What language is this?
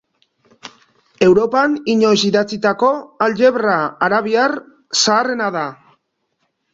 Basque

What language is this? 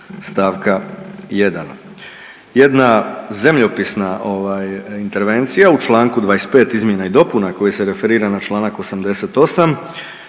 Croatian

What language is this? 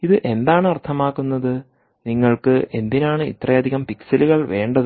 Malayalam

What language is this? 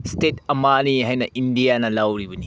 Manipuri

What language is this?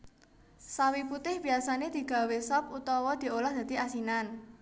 Javanese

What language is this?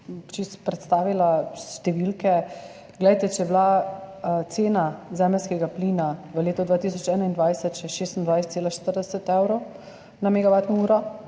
Slovenian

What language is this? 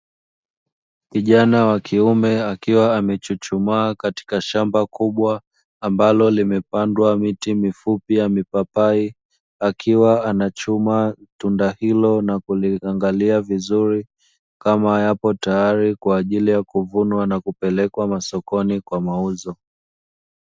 Swahili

